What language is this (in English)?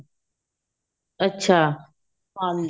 Punjabi